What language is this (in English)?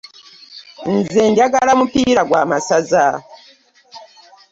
Ganda